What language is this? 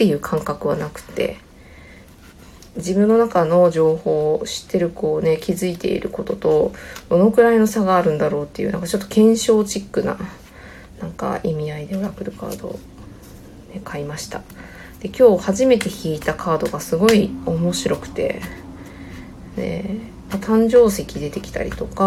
Japanese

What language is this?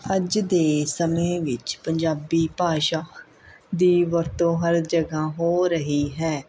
Punjabi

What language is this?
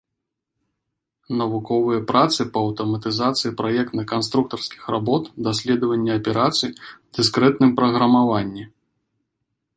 Belarusian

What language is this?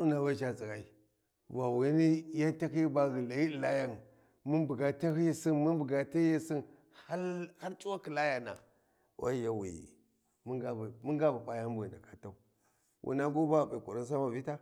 Warji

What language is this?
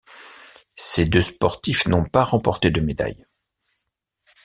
French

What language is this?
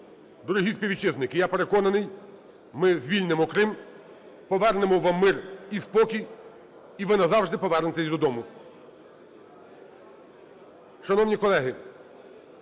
Ukrainian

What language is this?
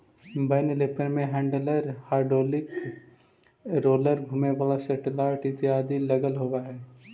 Magahi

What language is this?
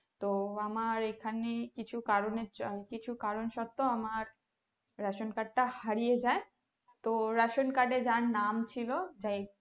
Bangla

